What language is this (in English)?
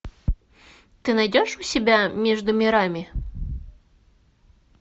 Russian